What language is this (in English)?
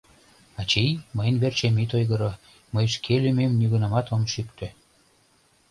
Mari